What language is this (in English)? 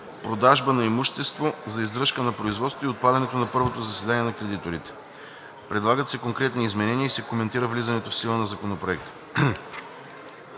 Bulgarian